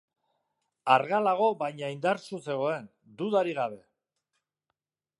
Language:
Basque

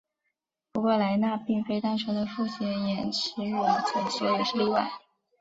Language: Chinese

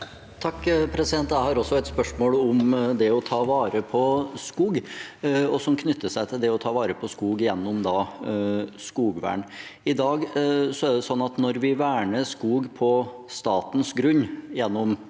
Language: Norwegian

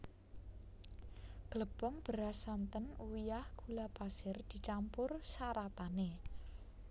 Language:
Javanese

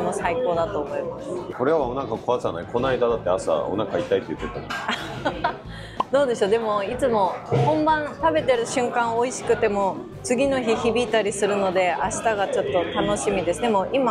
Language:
Japanese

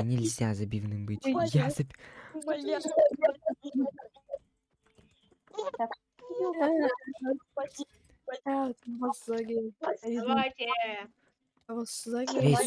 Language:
Russian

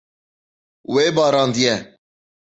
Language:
Kurdish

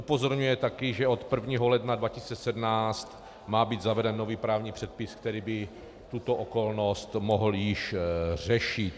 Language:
Czech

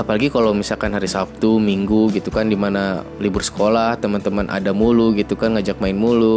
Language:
Indonesian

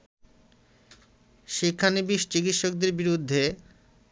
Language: Bangla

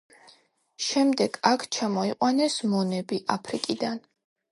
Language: Georgian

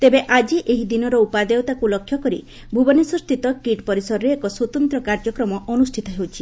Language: Odia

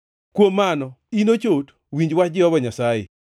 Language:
Luo (Kenya and Tanzania)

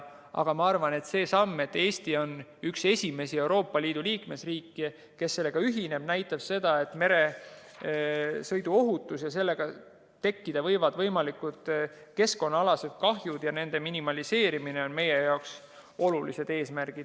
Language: Estonian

